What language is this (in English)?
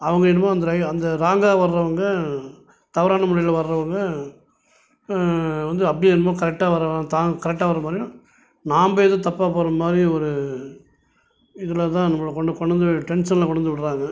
Tamil